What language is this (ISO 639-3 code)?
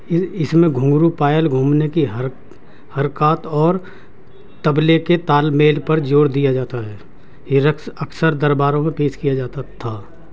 urd